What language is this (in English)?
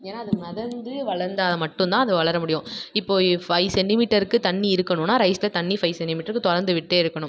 Tamil